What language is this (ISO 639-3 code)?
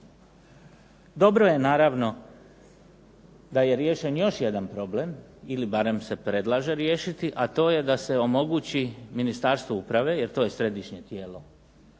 hrv